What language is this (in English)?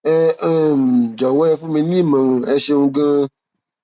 Yoruba